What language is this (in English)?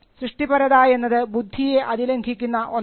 Malayalam